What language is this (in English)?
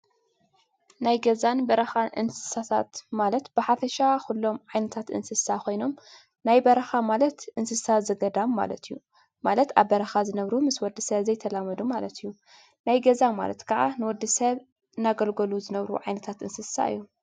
Tigrinya